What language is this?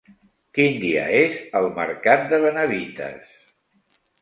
Catalan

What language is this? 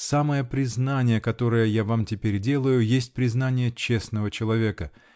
Russian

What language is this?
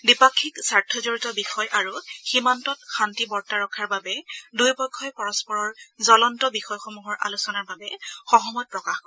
Assamese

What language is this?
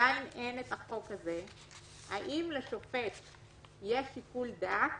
Hebrew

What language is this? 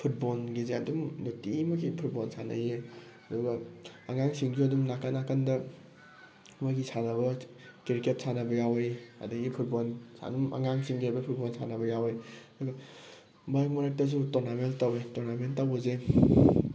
Manipuri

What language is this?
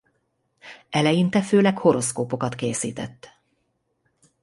Hungarian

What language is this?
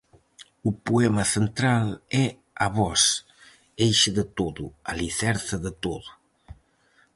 Galician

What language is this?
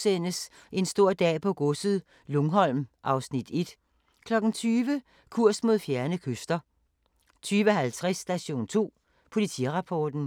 Danish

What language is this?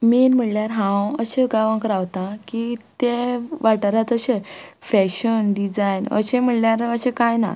Konkani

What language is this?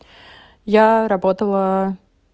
Russian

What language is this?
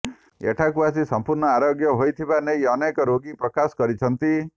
Odia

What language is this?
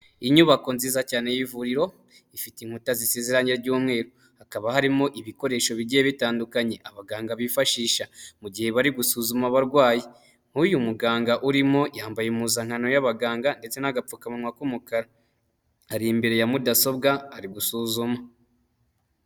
Kinyarwanda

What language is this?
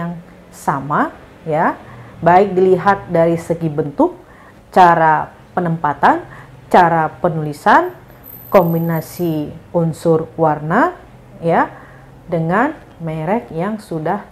Indonesian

